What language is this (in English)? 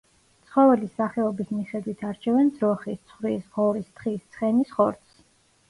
Georgian